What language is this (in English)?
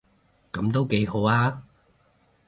Cantonese